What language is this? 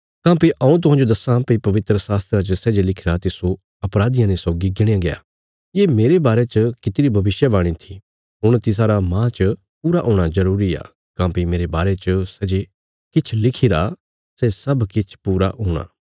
Bilaspuri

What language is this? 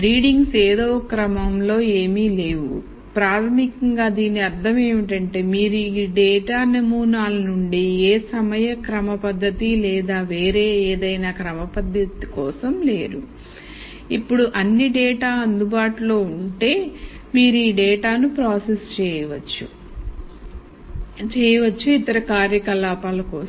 Telugu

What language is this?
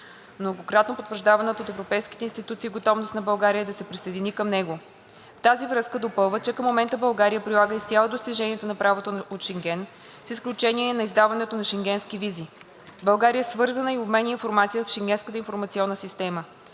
Bulgarian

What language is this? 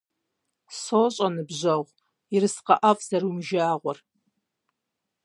Kabardian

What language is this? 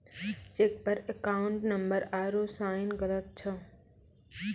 Maithili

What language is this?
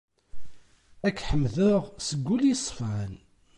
Kabyle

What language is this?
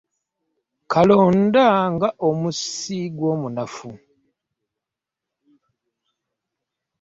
Ganda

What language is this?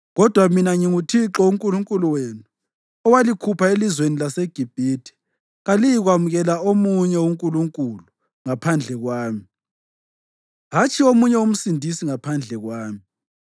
North Ndebele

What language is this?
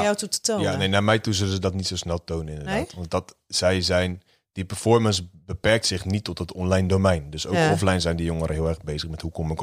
Dutch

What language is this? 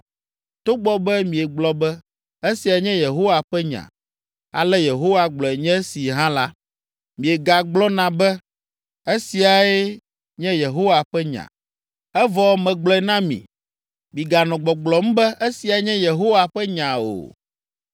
Ewe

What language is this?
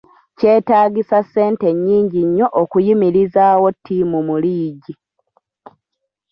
Ganda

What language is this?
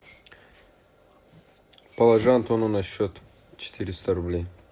Russian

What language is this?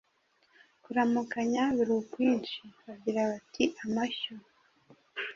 Kinyarwanda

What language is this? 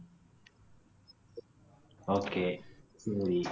Tamil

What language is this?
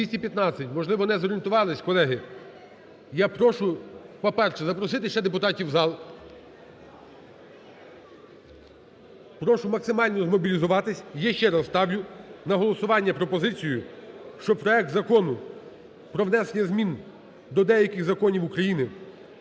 Ukrainian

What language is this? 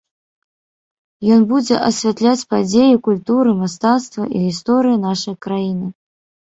Belarusian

